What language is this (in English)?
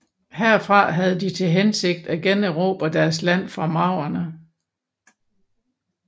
Danish